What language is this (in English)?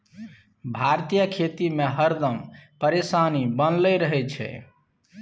Maithili